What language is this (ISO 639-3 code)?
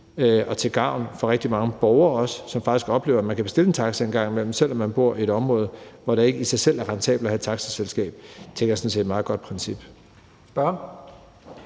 dan